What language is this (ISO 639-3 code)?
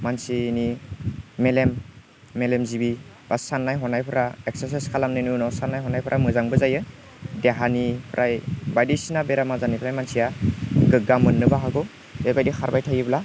brx